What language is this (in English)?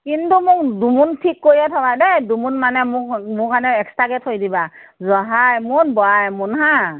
Assamese